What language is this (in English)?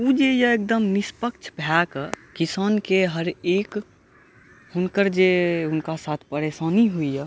Maithili